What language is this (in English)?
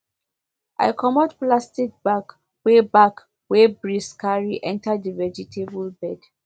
Nigerian Pidgin